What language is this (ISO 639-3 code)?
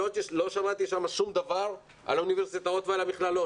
heb